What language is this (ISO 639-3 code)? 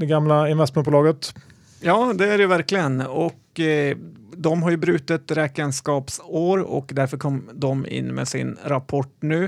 swe